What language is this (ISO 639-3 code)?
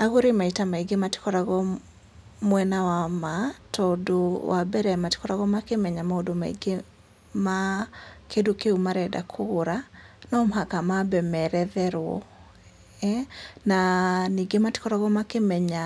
kik